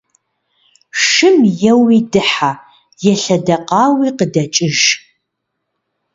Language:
Kabardian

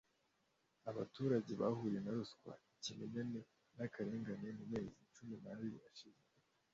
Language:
Kinyarwanda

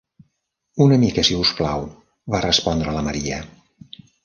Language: Catalan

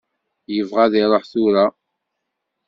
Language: Kabyle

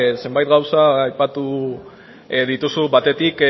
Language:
Basque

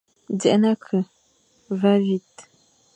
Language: Fang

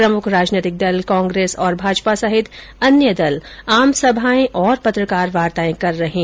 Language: Hindi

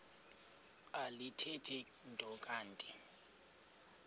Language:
Xhosa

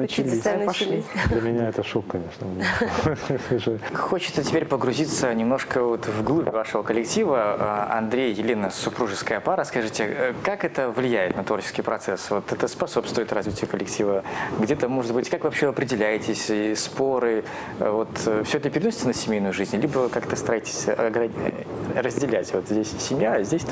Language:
Russian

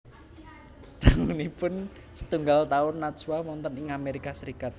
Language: Javanese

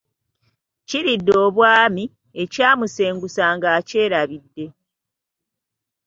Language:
Ganda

